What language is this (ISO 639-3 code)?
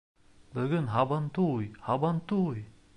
bak